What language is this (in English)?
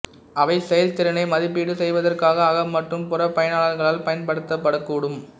Tamil